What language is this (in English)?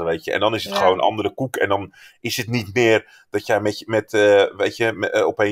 Dutch